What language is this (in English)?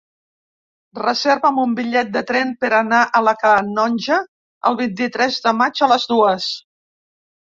Catalan